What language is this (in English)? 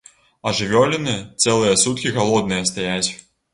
Belarusian